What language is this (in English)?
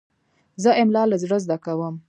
Pashto